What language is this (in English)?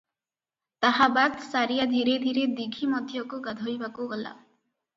Odia